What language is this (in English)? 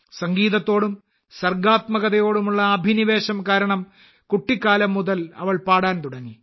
Malayalam